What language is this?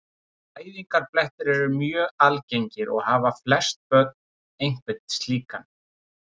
Icelandic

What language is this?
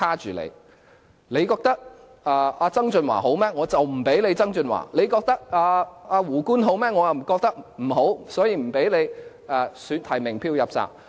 Cantonese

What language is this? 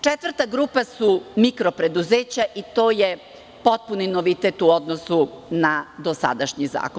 Serbian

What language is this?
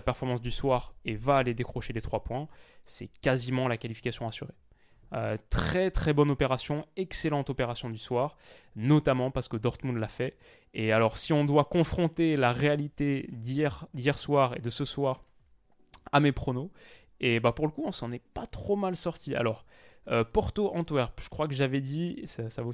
French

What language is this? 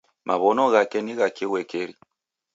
Taita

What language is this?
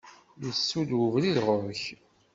Kabyle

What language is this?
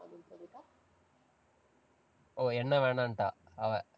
Tamil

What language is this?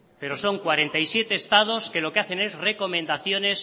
Spanish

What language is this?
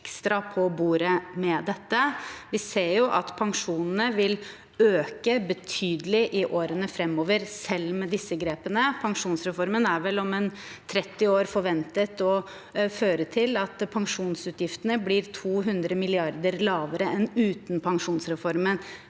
Norwegian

